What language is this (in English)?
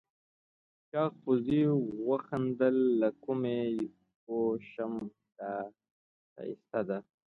Pashto